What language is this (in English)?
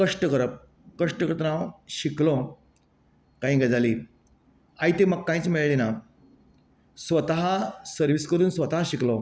Konkani